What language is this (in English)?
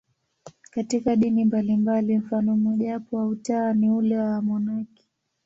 Swahili